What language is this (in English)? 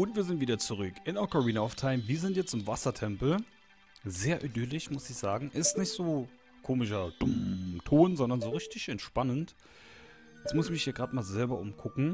German